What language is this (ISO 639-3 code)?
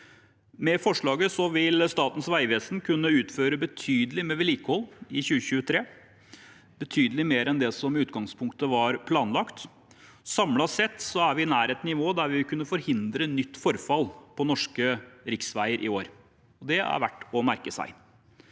nor